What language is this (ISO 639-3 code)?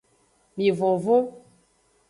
ajg